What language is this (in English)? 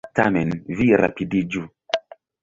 Esperanto